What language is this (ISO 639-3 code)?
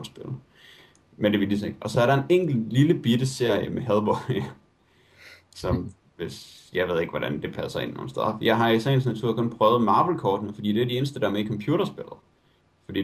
dan